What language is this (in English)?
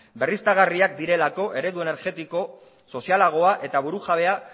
Basque